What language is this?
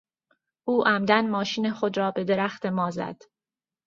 Persian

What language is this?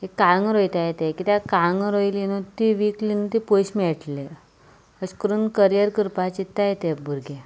Konkani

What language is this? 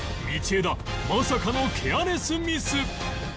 Japanese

